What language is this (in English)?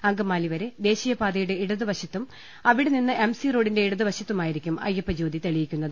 Malayalam